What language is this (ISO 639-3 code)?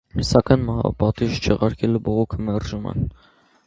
hye